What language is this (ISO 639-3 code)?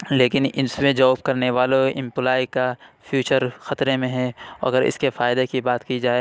urd